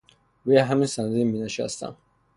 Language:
Persian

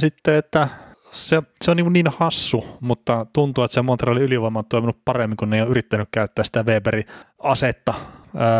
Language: Finnish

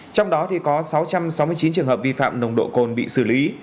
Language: Vietnamese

